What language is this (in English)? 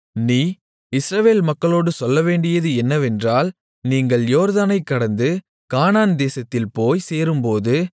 Tamil